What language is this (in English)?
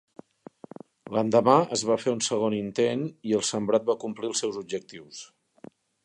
Catalan